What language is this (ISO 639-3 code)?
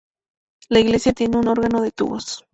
spa